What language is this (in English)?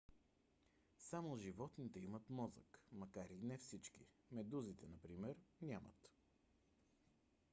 Bulgarian